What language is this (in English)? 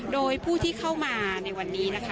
Thai